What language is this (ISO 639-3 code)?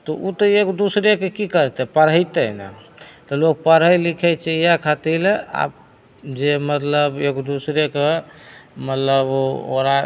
mai